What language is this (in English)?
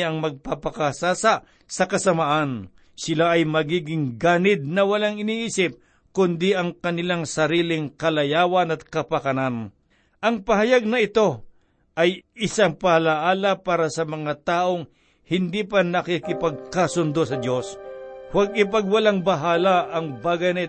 Filipino